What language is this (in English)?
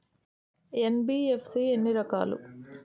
Telugu